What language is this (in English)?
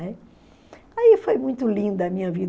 Portuguese